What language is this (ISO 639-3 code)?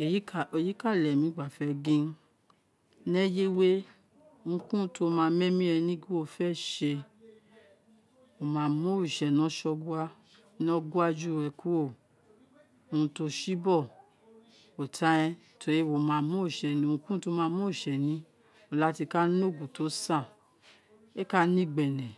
its